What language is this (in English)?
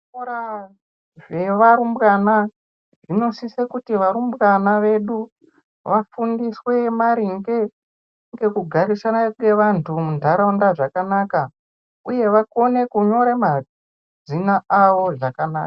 Ndau